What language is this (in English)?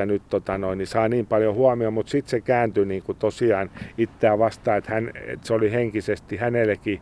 Finnish